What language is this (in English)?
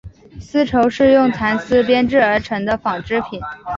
Chinese